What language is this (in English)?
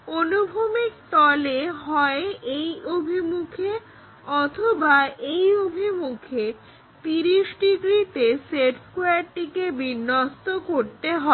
Bangla